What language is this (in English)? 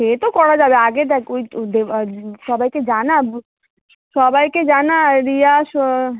Bangla